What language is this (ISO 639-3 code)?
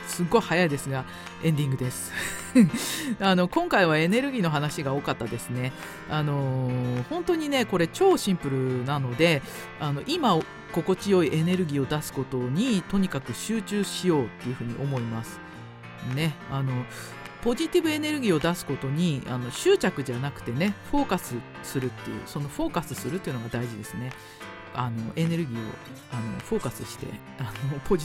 jpn